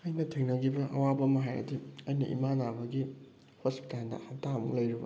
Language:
Manipuri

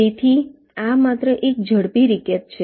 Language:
Gujarati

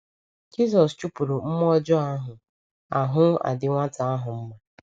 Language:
Igbo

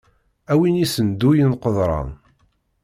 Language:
Kabyle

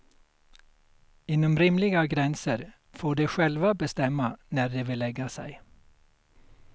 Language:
Swedish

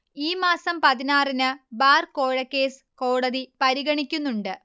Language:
Malayalam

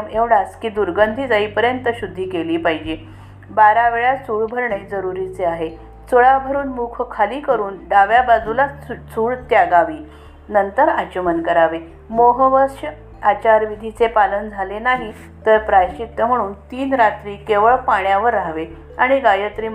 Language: Marathi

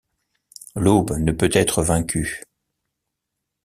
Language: French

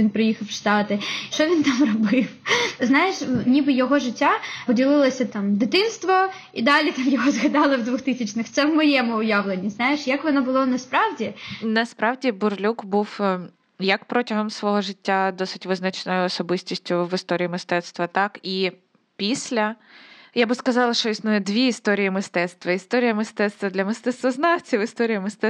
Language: Ukrainian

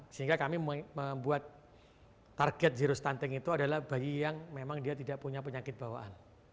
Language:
Indonesian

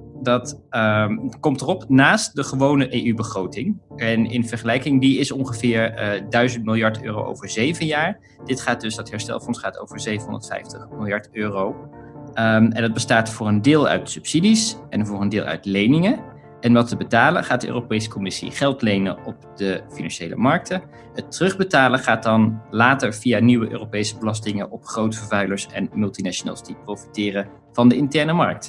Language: Dutch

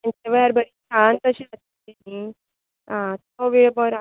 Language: Konkani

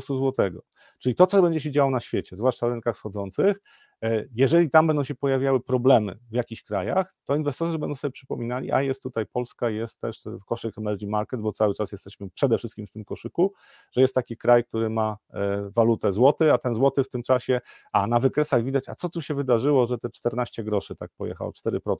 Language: Polish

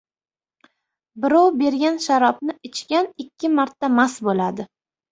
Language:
Uzbek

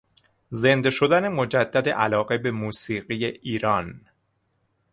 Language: Persian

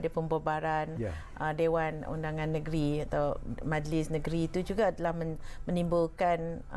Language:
Malay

